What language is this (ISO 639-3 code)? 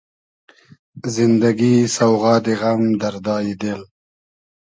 haz